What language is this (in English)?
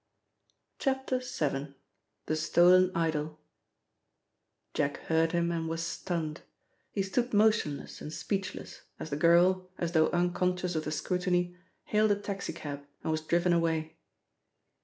English